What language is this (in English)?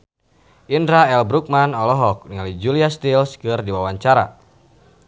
Sundanese